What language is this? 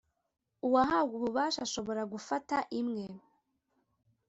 Kinyarwanda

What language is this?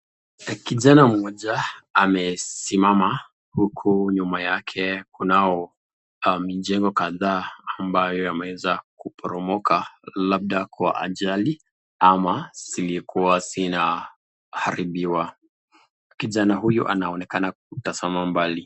Swahili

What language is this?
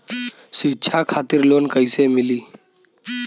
Bhojpuri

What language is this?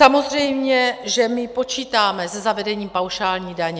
Czech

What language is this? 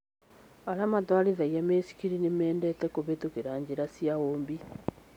Kikuyu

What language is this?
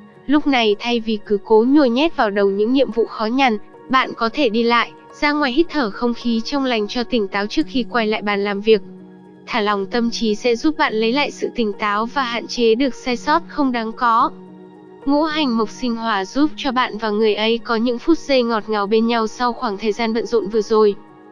Vietnamese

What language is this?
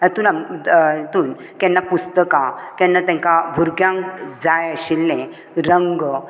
Konkani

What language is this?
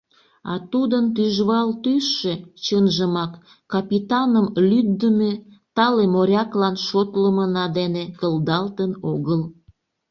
Mari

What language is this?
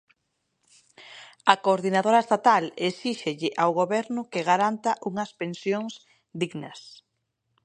Galician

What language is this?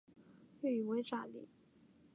Chinese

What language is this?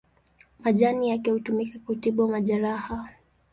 Swahili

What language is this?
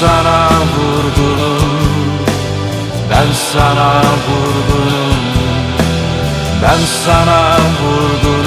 Turkish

